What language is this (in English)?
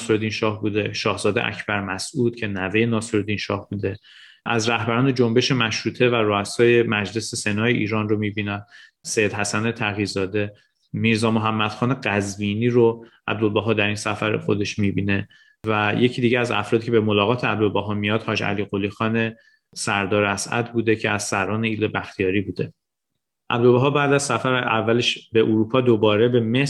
Persian